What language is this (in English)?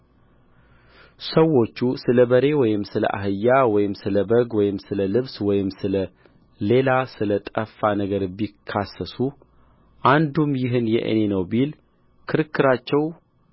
Amharic